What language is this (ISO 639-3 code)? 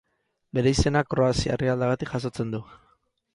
eus